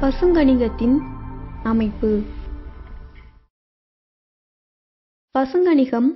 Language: Romanian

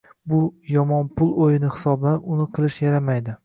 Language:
Uzbek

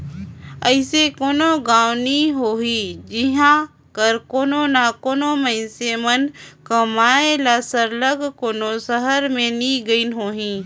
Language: Chhattisgarhi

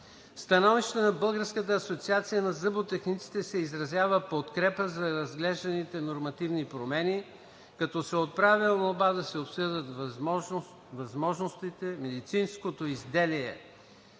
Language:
Bulgarian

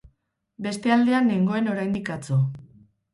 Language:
Basque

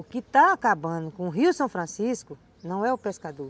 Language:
Portuguese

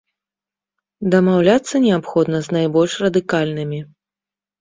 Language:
Belarusian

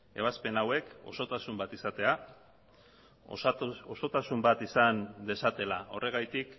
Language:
Basque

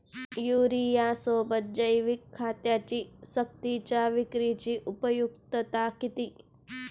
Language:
Marathi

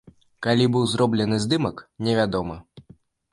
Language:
Belarusian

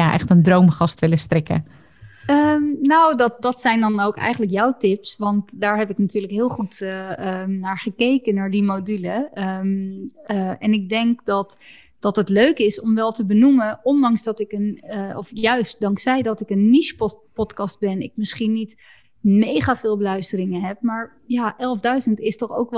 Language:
Dutch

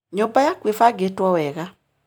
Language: Kikuyu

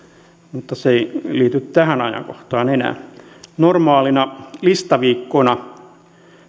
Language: Finnish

